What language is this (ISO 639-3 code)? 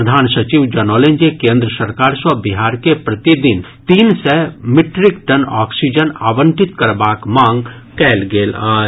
mai